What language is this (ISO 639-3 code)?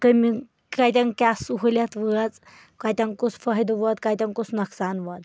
kas